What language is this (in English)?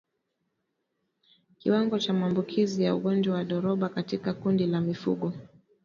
Swahili